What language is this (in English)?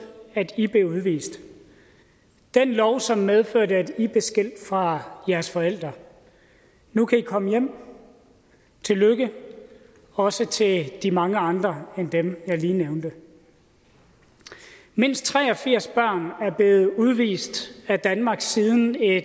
Danish